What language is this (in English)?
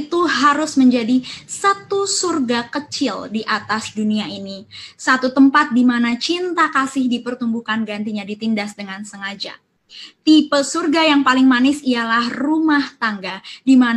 Indonesian